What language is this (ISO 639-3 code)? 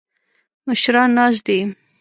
pus